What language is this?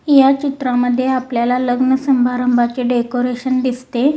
Marathi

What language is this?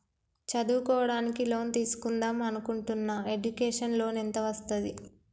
Telugu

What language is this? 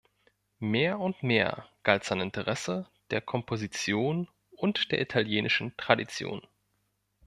German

